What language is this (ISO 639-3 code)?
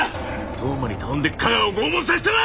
jpn